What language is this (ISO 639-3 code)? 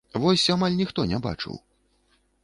bel